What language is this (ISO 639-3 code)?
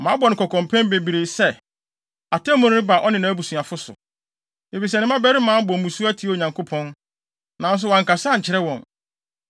aka